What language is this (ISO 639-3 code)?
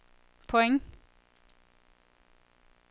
dan